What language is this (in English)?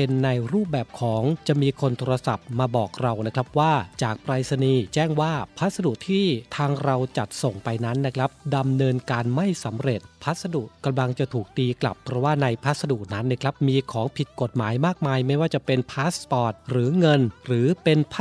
Thai